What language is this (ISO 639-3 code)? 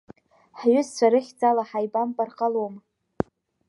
abk